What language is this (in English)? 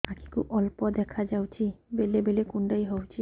Odia